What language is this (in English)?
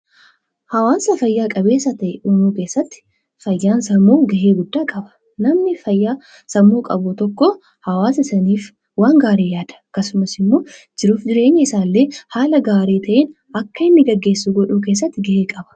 Oromo